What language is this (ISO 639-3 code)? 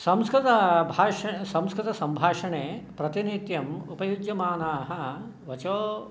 san